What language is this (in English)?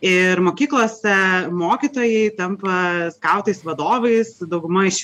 Lithuanian